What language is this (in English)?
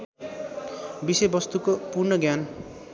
Nepali